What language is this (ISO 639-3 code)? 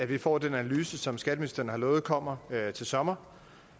dan